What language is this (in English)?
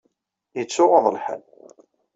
Kabyle